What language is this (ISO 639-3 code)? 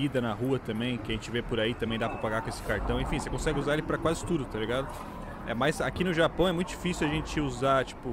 por